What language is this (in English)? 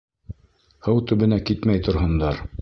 Bashkir